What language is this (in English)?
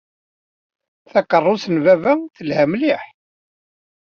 Kabyle